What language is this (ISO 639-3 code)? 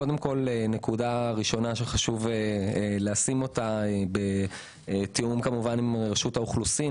heb